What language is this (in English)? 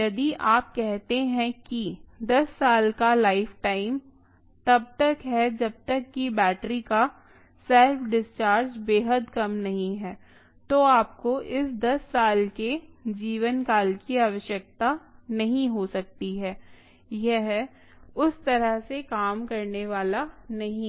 Hindi